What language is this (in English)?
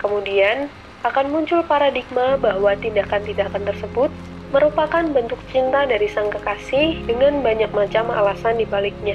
Indonesian